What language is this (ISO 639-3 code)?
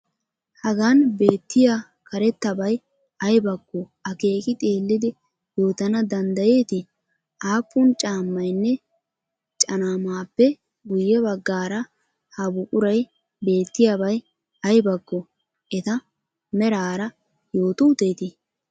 wal